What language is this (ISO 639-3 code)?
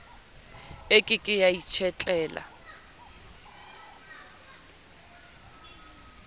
sot